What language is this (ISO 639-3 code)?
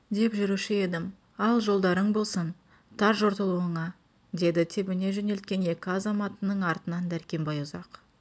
kaz